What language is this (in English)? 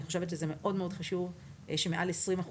Hebrew